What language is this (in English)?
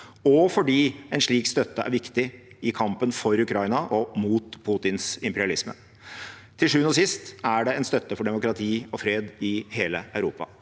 Norwegian